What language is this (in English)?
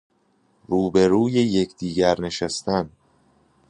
Persian